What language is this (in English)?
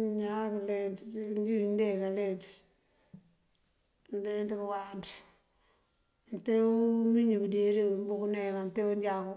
Mandjak